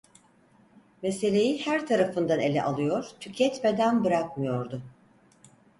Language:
Turkish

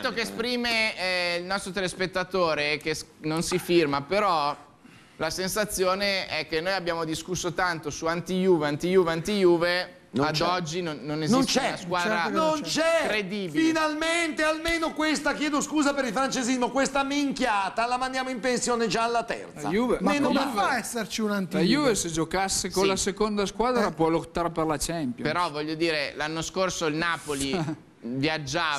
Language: Italian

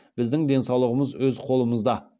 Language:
Kazakh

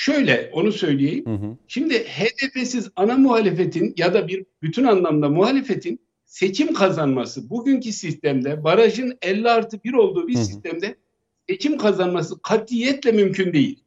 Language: Turkish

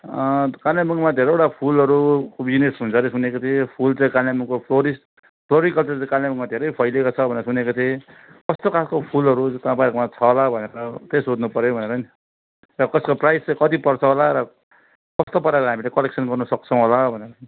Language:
Nepali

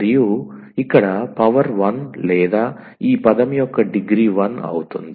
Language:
Telugu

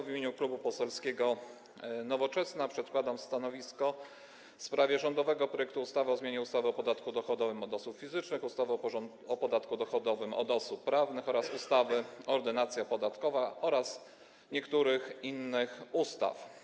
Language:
Polish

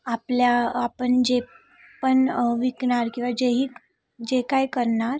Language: Marathi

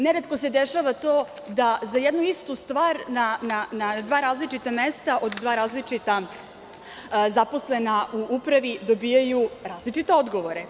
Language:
Serbian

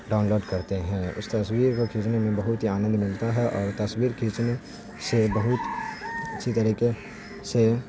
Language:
Urdu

